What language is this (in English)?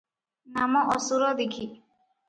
Odia